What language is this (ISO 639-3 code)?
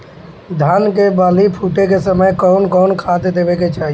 bho